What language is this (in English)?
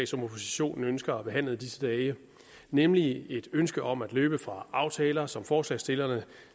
Danish